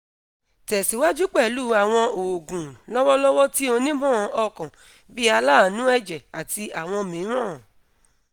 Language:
Yoruba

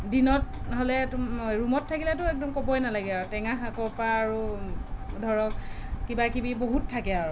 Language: Assamese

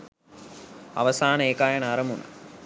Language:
Sinhala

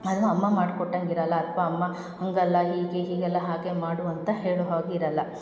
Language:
Kannada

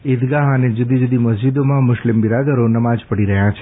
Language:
Gujarati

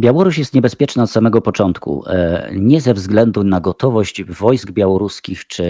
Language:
Polish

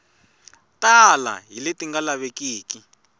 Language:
Tsonga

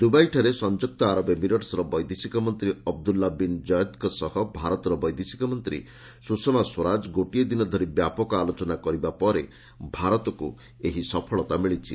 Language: Odia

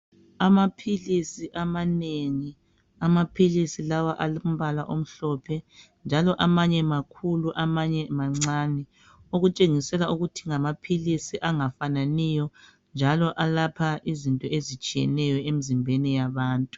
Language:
North Ndebele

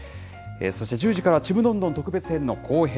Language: Japanese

